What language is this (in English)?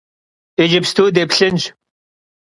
Kabardian